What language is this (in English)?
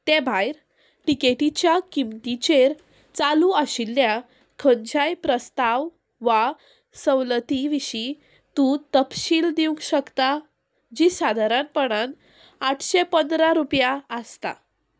Konkani